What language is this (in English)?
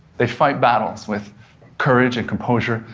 English